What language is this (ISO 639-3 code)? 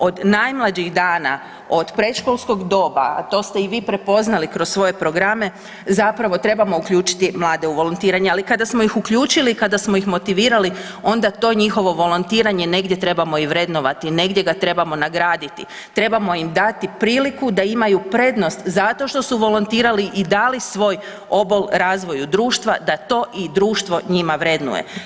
hrv